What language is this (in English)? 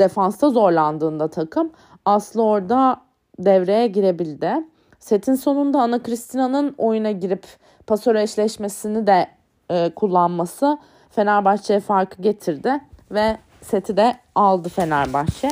Turkish